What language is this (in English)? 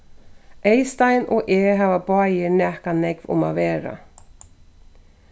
Faroese